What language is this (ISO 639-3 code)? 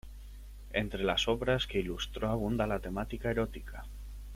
spa